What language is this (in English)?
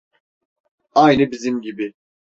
Turkish